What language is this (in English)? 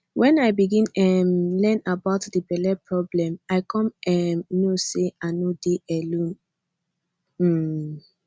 Nigerian Pidgin